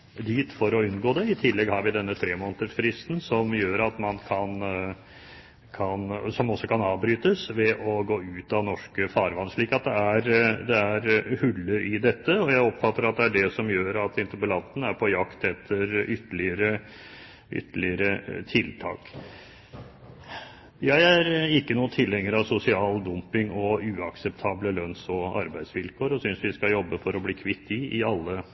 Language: Norwegian Bokmål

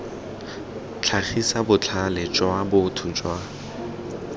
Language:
Tswana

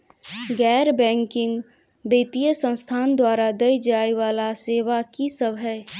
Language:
Maithili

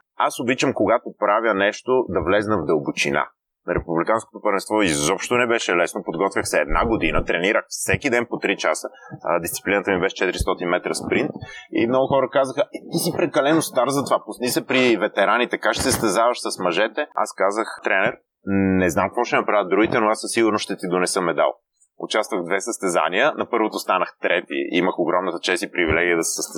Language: Bulgarian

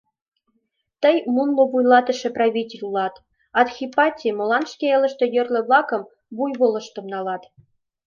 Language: Mari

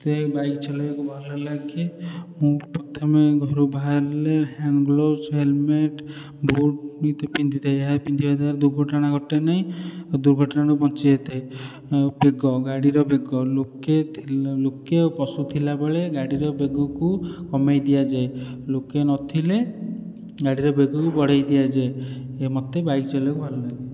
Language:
Odia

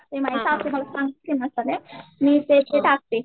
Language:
Marathi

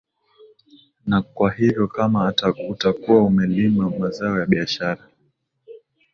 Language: Swahili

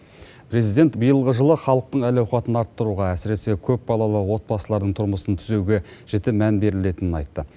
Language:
Kazakh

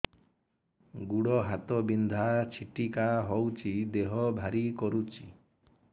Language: Odia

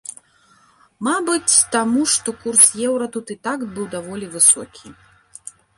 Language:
Belarusian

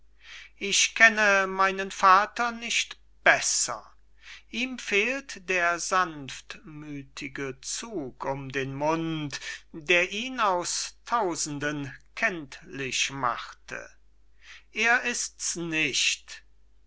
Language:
German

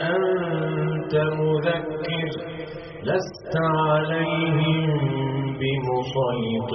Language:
Arabic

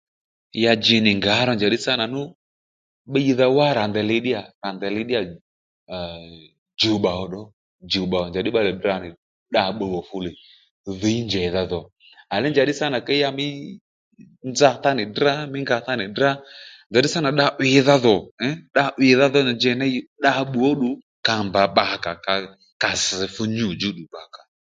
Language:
Lendu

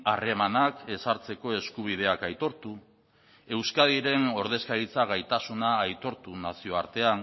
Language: Basque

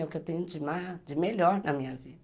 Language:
Portuguese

